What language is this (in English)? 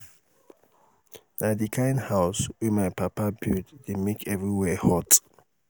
Nigerian Pidgin